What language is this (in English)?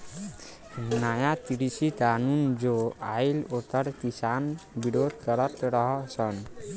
Bhojpuri